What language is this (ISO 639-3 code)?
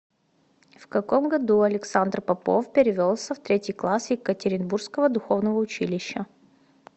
rus